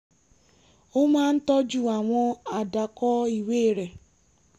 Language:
Yoruba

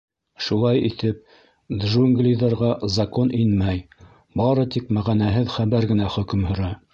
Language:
Bashkir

